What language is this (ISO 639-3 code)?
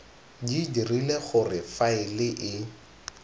tsn